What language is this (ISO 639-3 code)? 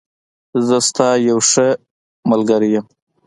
pus